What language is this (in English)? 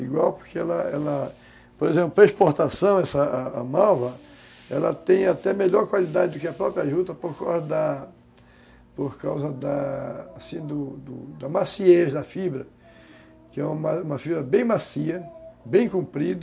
Portuguese